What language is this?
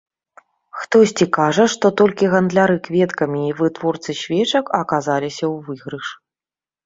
Belarusian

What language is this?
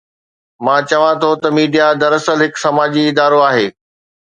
Sindhi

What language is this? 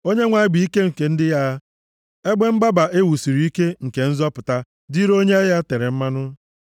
Igbo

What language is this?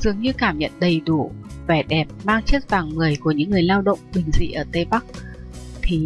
Vietnamese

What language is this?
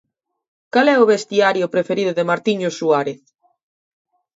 Galician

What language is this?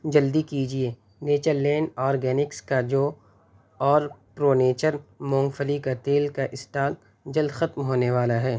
Urdu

